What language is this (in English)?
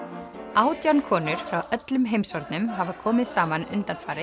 Icelandic